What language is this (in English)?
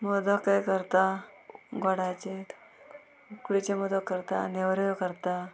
Konkani